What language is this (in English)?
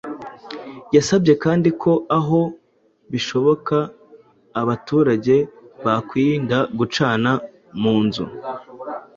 Kinyarwanda